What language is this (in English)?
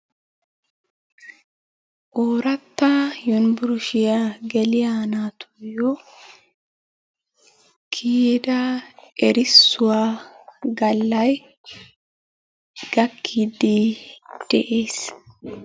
Wolaytta